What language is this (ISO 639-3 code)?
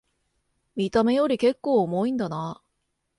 jpn